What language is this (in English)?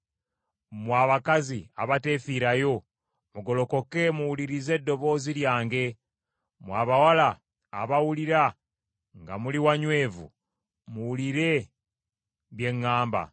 Ganda